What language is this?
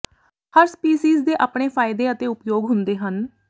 Punjabi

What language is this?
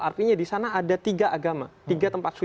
Indonesian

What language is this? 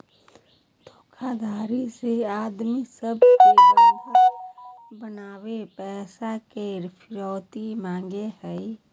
Magahi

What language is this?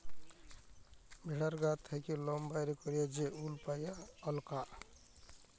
Bangla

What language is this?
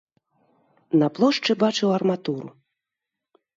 Belarusian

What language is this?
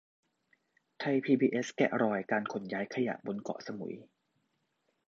Thai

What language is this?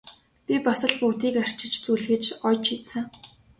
Mongolian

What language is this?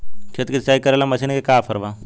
Bhojpuri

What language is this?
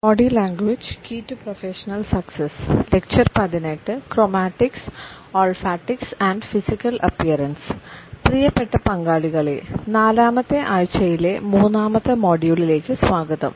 Malayalam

